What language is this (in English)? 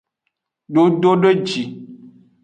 Aja (Benin)